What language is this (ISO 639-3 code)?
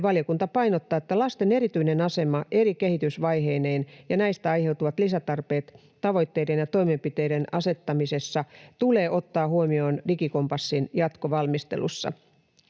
fin